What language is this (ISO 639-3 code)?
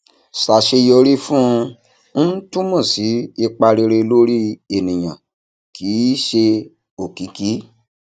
yor